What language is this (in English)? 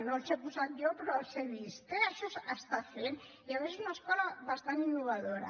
Catalan